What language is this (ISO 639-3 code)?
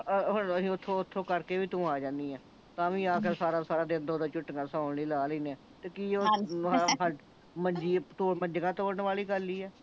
pan